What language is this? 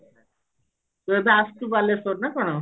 Odia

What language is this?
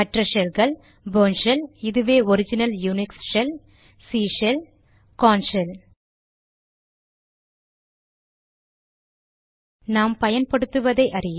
Tamil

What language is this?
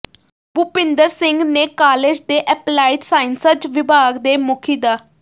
Punjabi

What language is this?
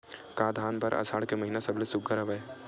Chhattisgarhi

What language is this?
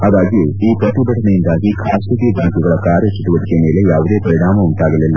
Kannada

